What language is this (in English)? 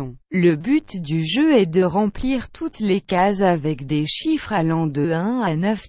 French